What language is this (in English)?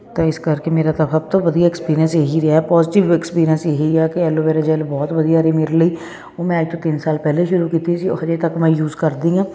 Punjabi